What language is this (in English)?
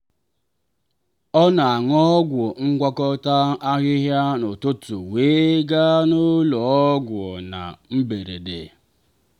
Igbo